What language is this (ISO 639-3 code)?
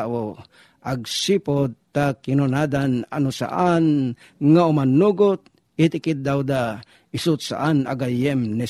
fil